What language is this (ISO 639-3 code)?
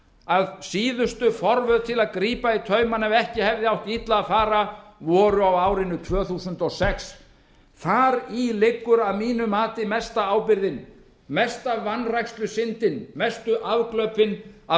isl